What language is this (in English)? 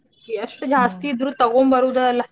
Kannada